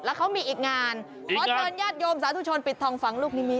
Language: Thai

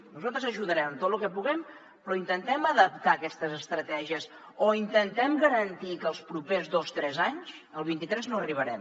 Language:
Catalan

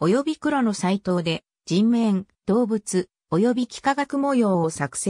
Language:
Japanese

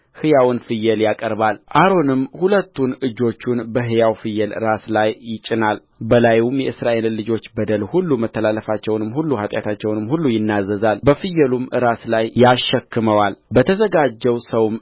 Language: Amharic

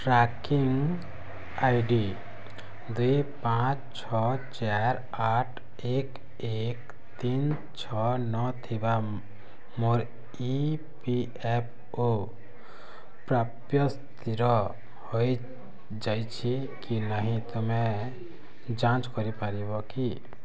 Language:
Odia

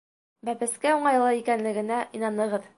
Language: Bashkir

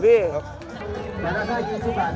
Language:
Thai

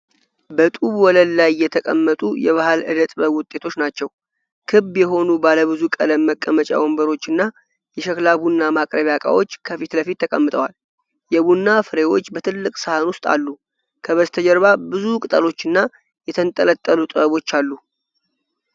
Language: Amharic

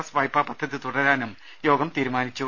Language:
Malayalam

